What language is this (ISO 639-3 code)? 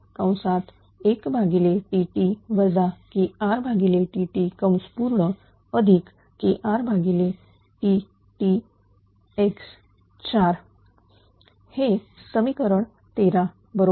mar